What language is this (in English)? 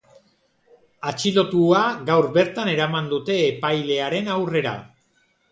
Basque